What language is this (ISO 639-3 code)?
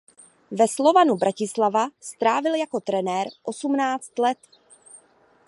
ces